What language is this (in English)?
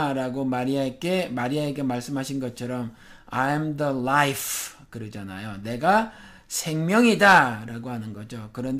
Korean